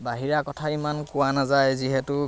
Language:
Assamese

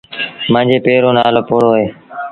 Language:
Sindhi Bhil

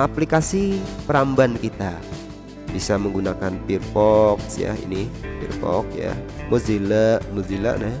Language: Indonesian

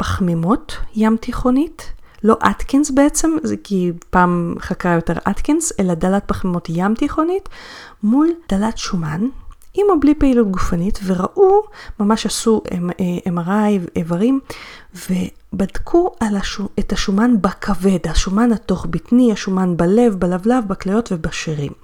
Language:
Hebrew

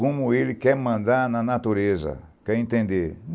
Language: Portuguese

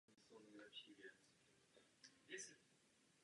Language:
Czech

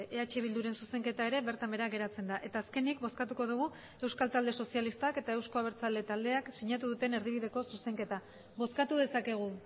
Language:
Basque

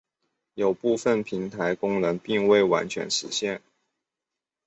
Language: Chinese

